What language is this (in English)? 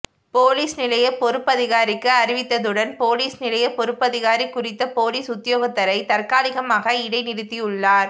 Tamil